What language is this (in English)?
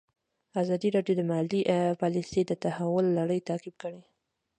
Pashto